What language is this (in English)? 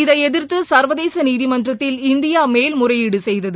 Tamil